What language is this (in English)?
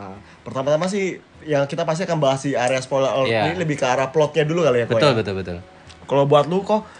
Indonesian